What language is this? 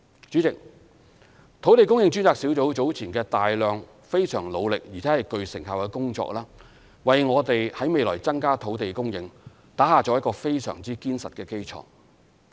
Cantonese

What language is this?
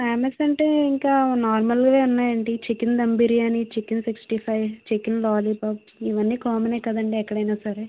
Telugu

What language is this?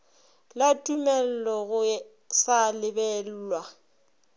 Northern Sotho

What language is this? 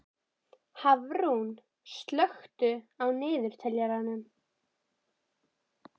Icelandic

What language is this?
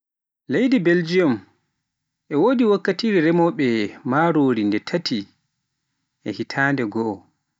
Pular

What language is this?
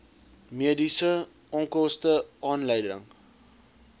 Afrikaans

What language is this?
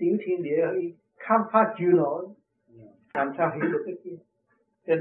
Vietnamese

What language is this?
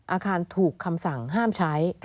Thai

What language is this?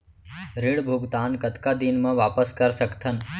Chhattisgarhi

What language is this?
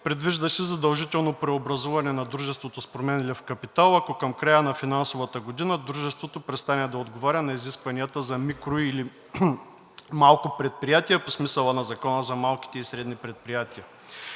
Bulgarian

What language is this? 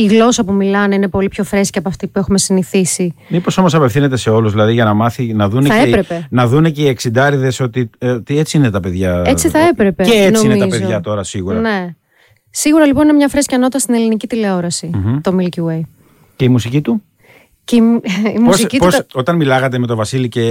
Greek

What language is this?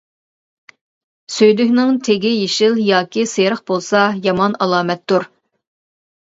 Uyghur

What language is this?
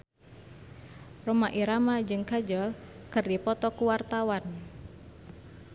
Sundanese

